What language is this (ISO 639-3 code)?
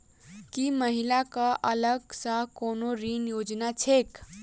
mai